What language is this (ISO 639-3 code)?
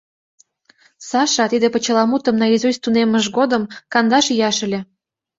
chm